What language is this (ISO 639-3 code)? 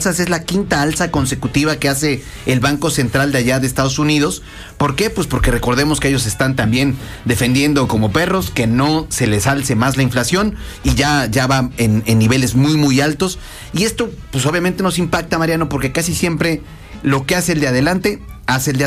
spa